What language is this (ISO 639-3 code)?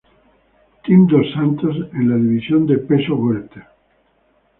spa